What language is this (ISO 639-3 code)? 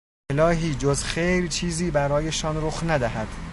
fas